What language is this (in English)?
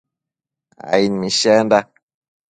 Matsés